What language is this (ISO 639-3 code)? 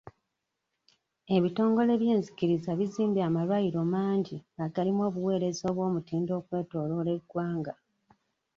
lug